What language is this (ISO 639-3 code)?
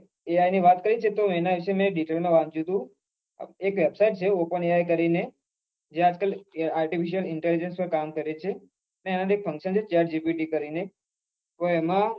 guj